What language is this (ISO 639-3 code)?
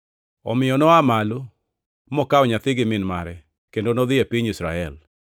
luo